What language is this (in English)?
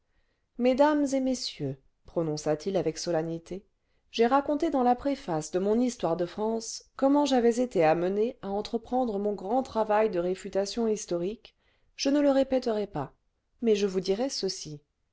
French